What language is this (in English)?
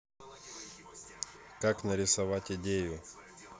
Russian